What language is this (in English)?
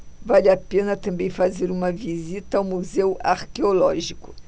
Portuguese